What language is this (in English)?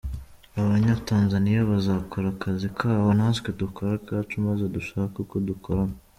Kinyarwanda